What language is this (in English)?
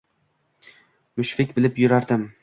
Uzbek